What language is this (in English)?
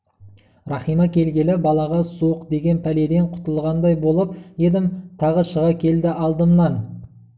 Kazakh